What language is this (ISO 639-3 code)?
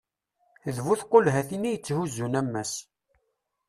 kab